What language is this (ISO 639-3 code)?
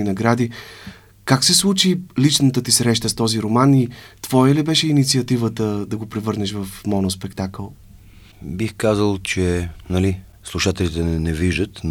bul